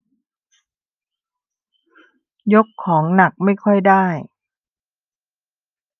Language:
Thai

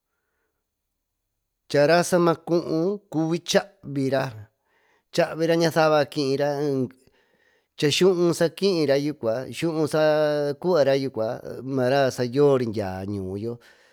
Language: Tututepec Mixtec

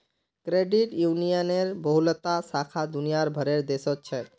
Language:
Magahi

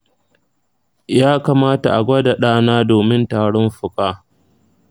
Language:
Hausa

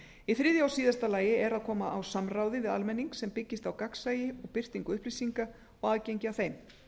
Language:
Icelandic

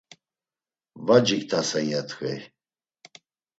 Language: Laz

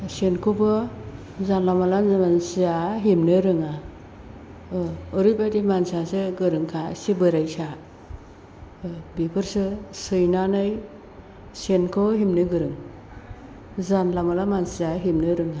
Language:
Bodo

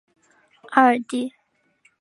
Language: Chinese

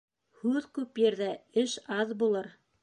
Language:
Bashkir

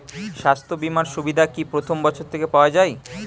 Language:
Bangla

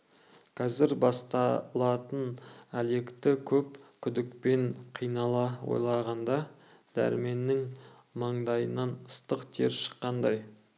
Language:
Kazakh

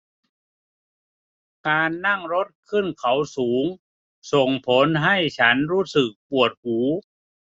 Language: Thai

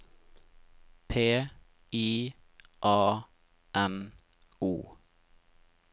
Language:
Norwegian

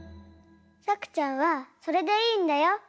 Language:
Japanese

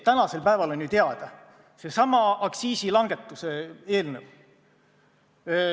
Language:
Estonian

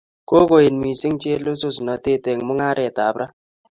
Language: Kalenjin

